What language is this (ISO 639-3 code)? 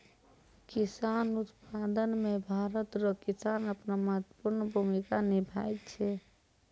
mai